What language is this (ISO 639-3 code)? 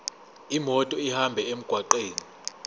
zul